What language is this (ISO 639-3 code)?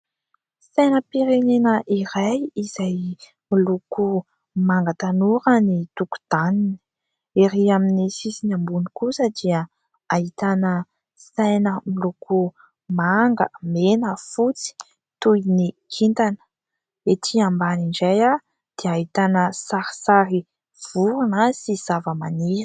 mlg